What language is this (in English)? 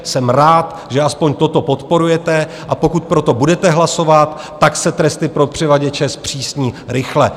Czech